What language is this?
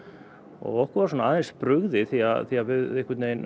Icelandic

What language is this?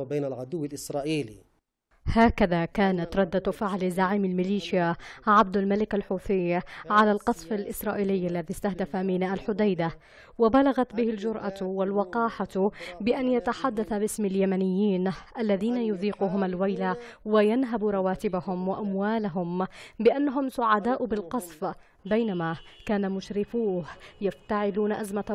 Arabic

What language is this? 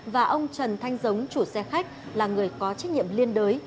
Vietnamese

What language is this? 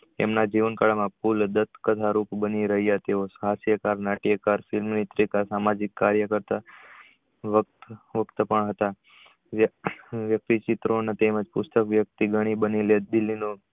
Gujarati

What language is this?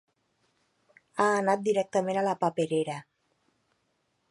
Catalan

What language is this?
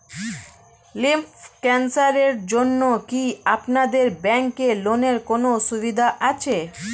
Bangla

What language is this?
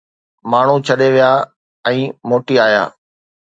Sindhi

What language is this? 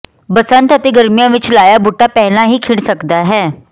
Punjabi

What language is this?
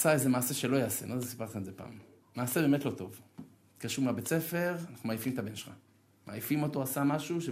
Hebrew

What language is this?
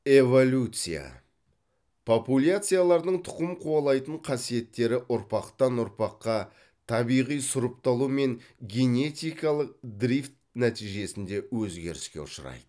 Kazakh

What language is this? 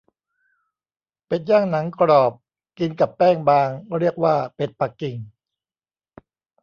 Thai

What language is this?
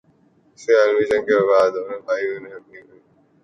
Urdu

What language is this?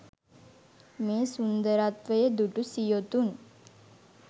Sinhala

